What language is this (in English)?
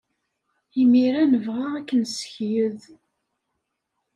Kabyle